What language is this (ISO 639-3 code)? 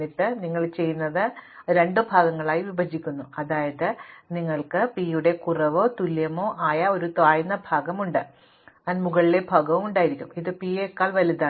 mal